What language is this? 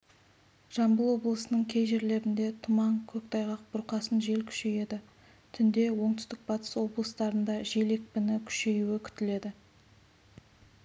Kazakh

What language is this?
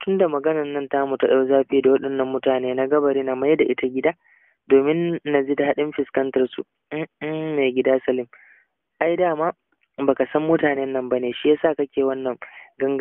Arabic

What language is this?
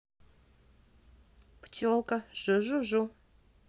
Russian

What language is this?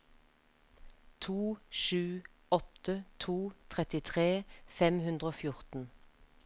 Norwegian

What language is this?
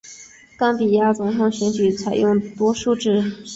Chinese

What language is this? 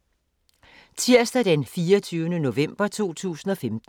Danish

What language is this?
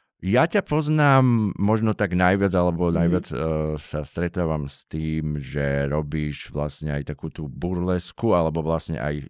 Slovak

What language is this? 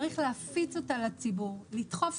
Hebrew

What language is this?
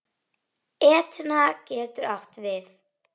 Icelandic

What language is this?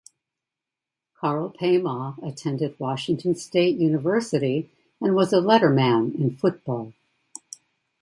English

